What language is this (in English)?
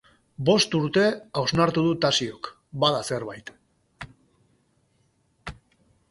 Basque